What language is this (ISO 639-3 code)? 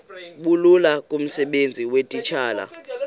xho